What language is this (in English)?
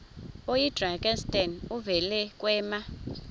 Xhosa